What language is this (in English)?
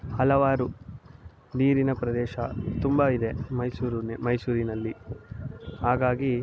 Kannada